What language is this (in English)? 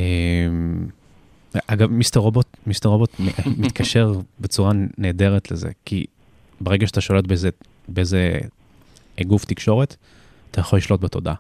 Hebrew